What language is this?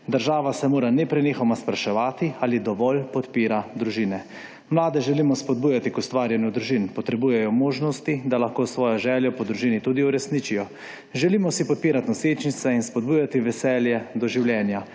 Slovenian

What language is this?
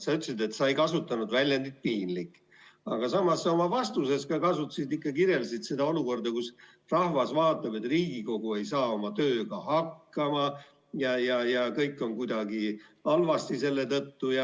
Estonian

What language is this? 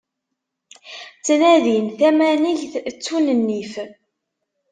Kabyle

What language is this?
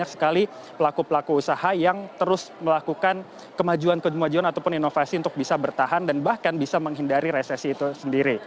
Indonesian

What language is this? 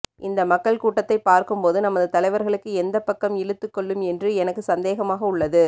Tamil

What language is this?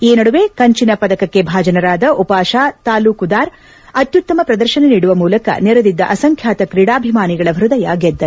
Kannada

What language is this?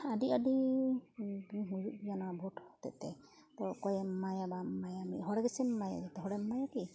Santali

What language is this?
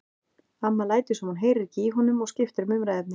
Icelandic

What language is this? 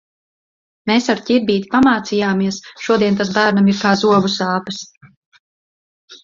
Latvian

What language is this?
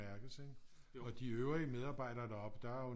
Danish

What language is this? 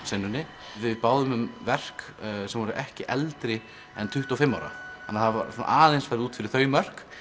Icelandic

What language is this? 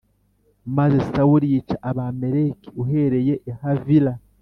Kinyarwanda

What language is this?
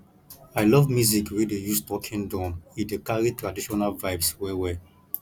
Nigerian Pidgin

